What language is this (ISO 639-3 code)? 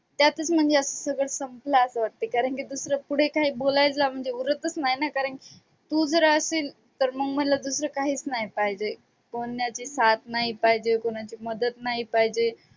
mar